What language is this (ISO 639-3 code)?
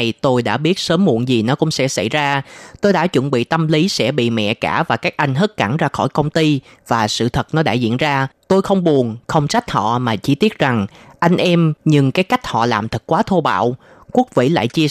vie